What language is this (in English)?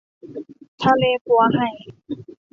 Thai